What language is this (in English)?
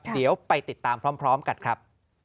Thai